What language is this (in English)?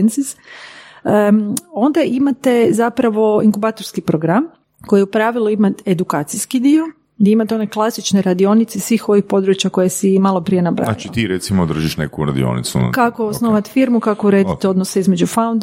Croatian